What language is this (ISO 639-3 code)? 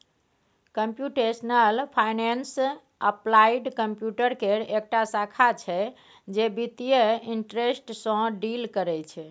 mai